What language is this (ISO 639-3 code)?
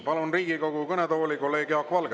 est